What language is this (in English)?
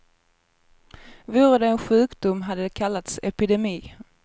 Swedish